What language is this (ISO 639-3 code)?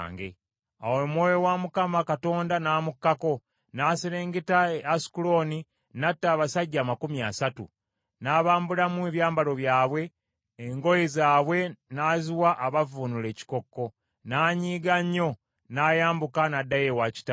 lug